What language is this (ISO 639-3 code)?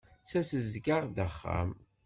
kab